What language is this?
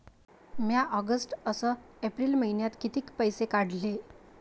Marathi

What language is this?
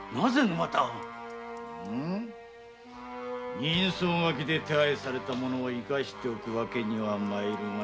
Japanese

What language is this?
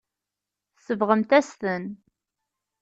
Kabyle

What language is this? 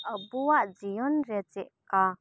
Santali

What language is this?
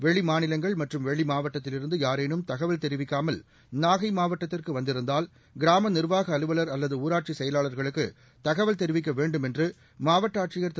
Tamil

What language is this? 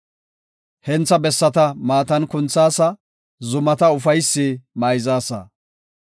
Gofa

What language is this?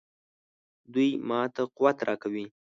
Pashto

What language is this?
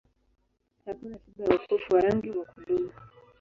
Swahili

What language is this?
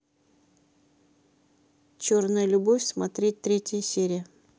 Russian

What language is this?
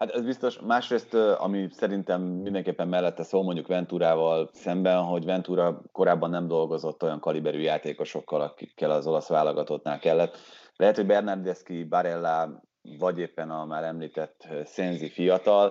Hungarian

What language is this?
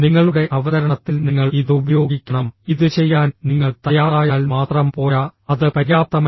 Malayalam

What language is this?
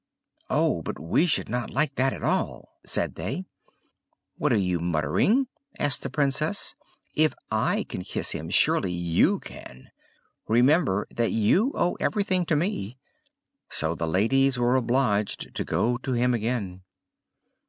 English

